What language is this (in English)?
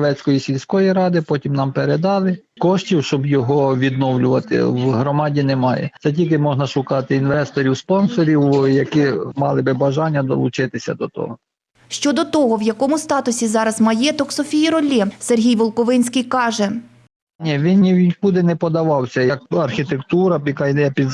Ukrainian